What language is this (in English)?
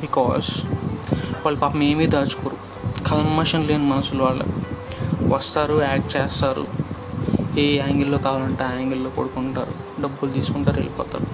Telugu